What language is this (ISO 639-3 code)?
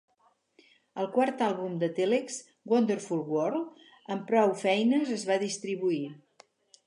cat